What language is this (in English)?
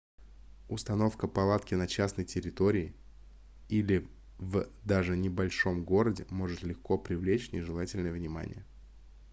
Russian